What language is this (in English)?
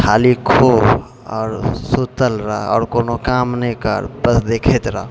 Maithili